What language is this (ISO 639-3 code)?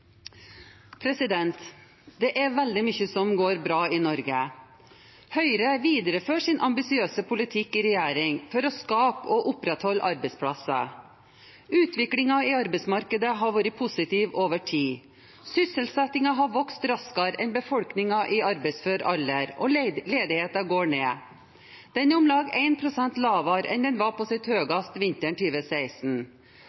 nor